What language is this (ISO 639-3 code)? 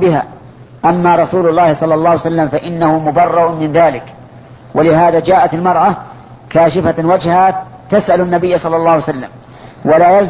ara